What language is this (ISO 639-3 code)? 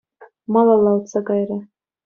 chv